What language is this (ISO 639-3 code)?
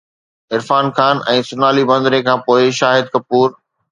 snd